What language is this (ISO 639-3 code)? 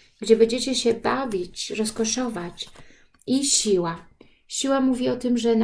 pol